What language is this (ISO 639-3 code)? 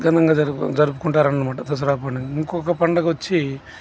tel